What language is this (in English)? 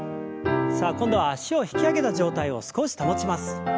Japanese